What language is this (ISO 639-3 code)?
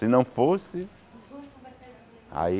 por